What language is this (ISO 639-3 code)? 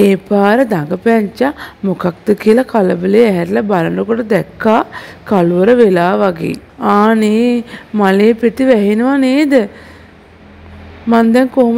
kor